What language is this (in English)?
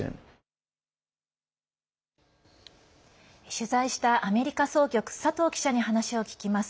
Japanese